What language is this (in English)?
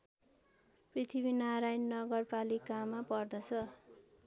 Nepali